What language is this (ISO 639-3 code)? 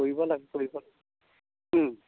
asm